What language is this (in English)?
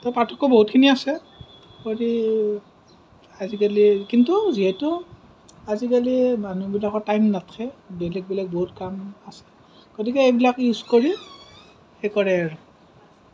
Assamese